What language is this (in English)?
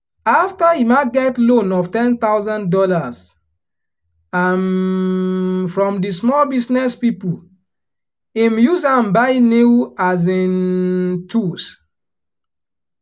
Nigerian Pidgin